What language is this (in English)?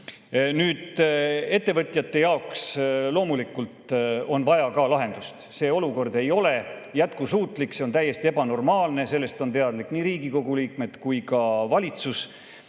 Estonian